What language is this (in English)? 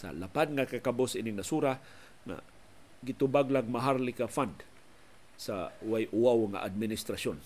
Filipino